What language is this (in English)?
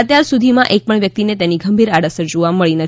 Gujarati